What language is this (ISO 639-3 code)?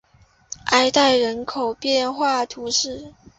zho